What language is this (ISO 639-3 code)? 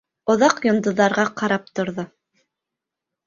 bak